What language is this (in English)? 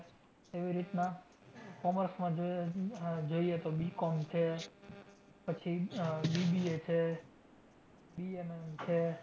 Gujarati